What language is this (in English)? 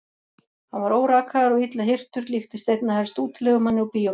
Icelandic